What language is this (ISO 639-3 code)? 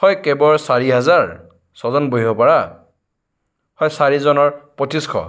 asm